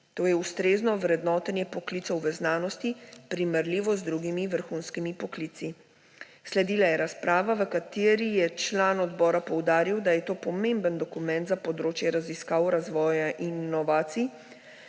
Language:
Slovenian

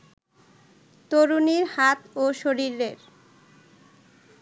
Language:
Bangla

